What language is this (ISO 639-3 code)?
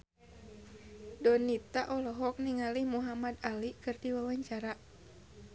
sun